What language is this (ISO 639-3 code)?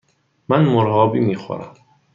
fas